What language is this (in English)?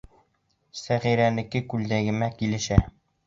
Bashkir